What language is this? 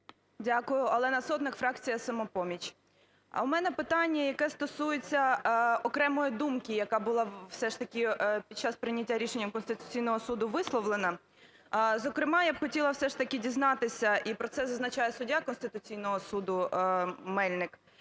Ukrainian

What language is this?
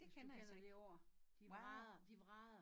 Danish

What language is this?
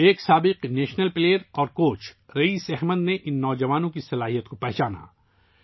Urdu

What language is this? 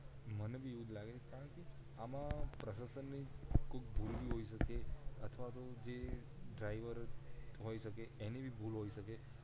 Gujarati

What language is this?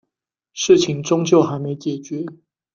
Chinese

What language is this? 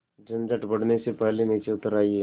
Hindi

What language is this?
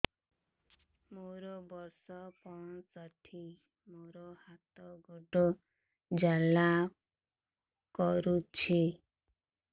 Odia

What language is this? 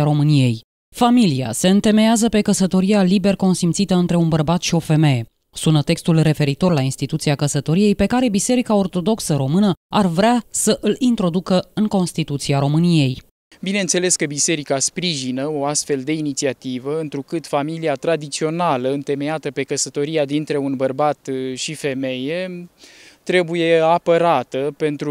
Romanian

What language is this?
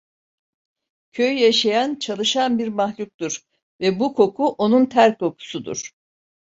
Turkish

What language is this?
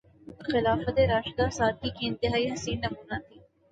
Urdu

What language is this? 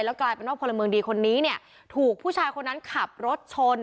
Thai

